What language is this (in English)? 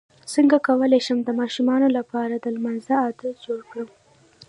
Pashto